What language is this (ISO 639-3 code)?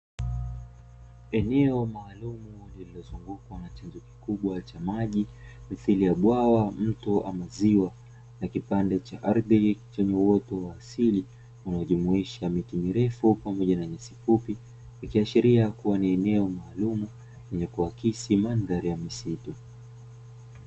swa